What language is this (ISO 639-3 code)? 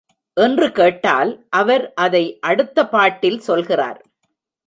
tam